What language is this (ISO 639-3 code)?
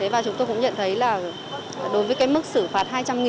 vie